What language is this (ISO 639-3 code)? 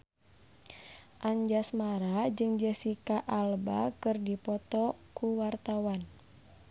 sun